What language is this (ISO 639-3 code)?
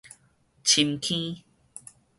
nan